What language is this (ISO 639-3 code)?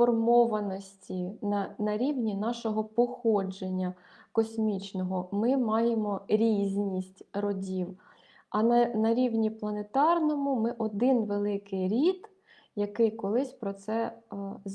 ukr